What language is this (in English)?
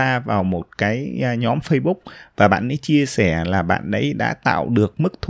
Vietnamese